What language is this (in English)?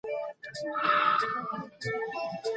Pashto